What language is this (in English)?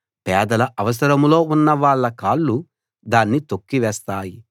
Telugu